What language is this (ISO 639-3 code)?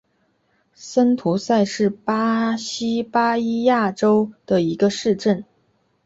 zho